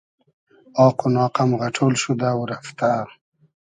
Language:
Hazaragi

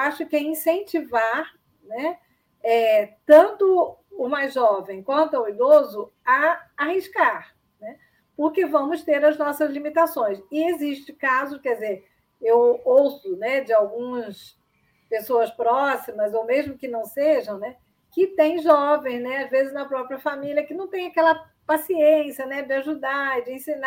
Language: Portuguese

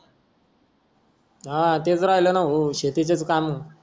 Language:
Marathi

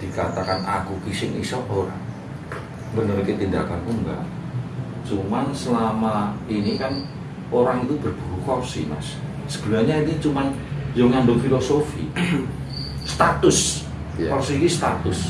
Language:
Indonesian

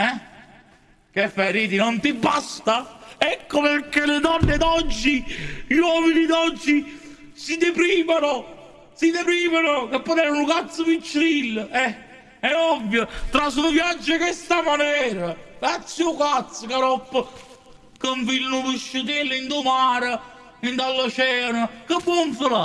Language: Italian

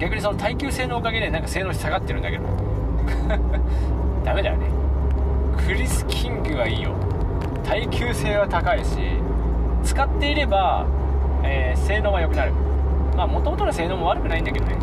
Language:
Japanese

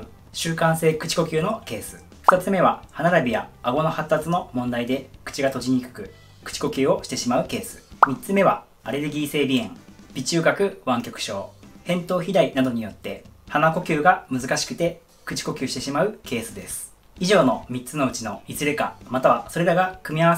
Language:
Japanese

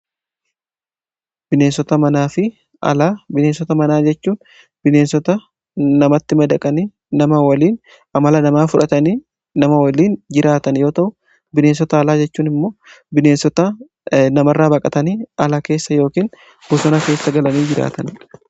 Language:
Oromo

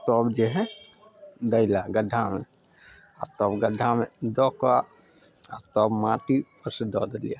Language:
Maithili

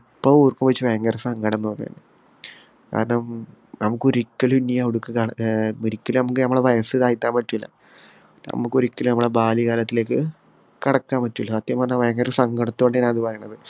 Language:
Malayalam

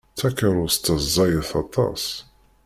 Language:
Kabyle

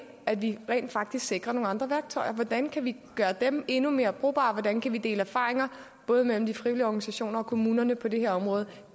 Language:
Danish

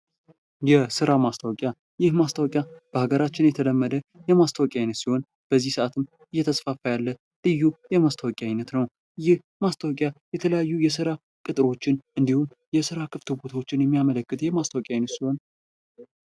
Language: Amharic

